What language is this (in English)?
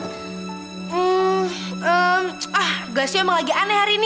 Indonesian